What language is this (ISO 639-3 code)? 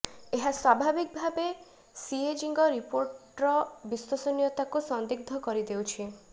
ori